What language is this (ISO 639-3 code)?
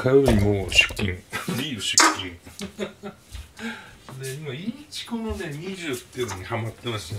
jpn